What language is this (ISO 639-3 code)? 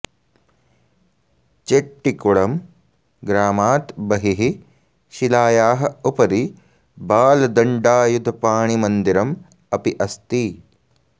san